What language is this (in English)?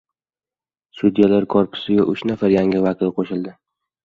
Uzbek